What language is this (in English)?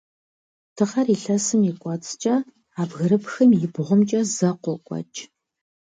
Kabardian